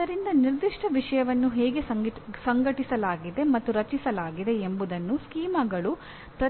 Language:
Kannada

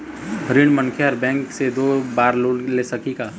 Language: Chhattisgarhi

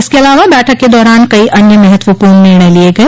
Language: Hindi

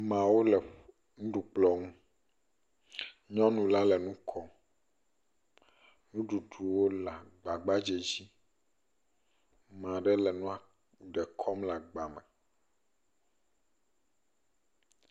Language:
Ewe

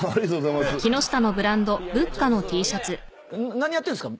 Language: Japanese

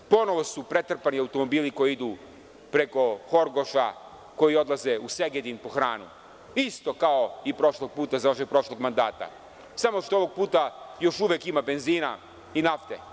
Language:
Serbian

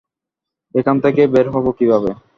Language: Bangla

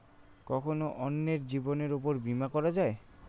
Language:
Bangla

